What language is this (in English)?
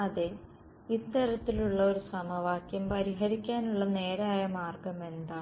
Malayalam